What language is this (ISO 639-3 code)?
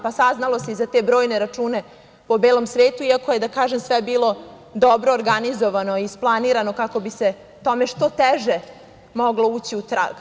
srp